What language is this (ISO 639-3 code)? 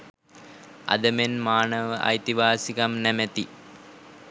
sin